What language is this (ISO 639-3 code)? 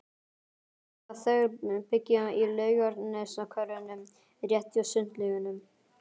isl